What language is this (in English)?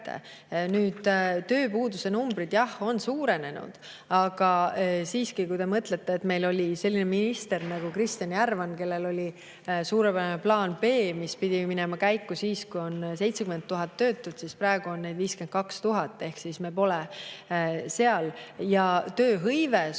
Estonian